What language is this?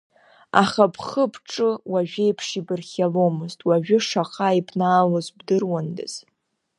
Abkhazian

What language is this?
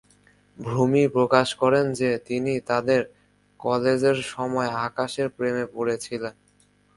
Bangla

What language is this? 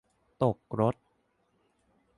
Thai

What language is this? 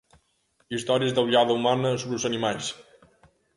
Galician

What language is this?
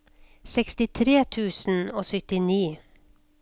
Norwegian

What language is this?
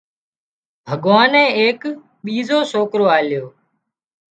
Wadiyara Koli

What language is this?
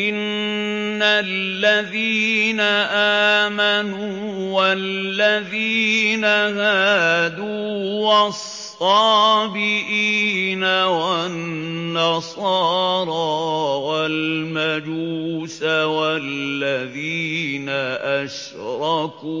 Arabic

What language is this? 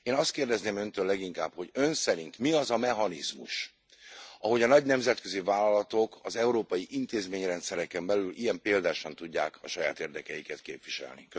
Hungarian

